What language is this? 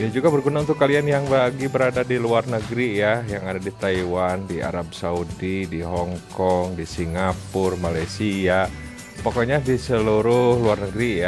Indonesian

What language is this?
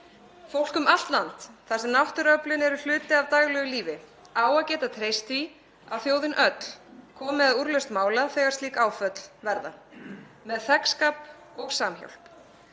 Icelandic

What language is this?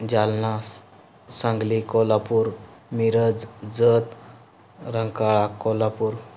Marathi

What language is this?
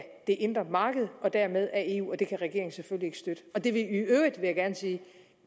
Danish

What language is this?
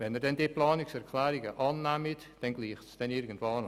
Swiss German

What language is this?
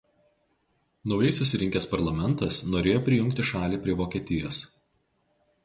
Lithuanian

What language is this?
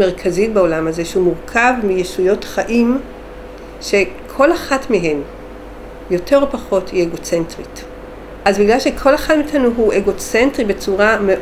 Hebrew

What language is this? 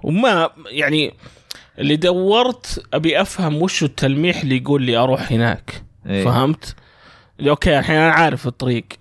Arabic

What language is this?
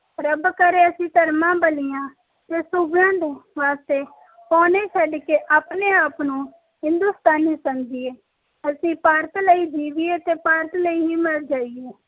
Punjabi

